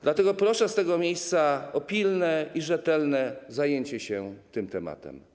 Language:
Polish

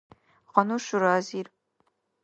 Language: Dargwa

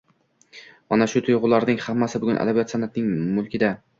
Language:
Uzbek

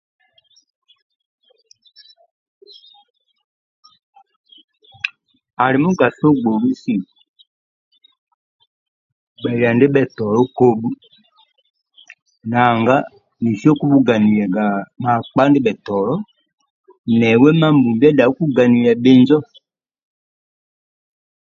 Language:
Amba (Uganda)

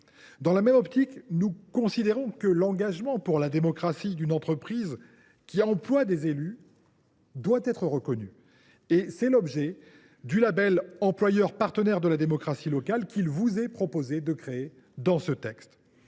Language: French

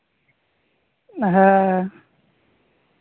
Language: Santali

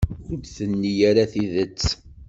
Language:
Kabyle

